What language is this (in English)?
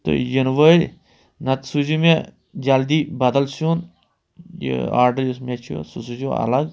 Kashmiri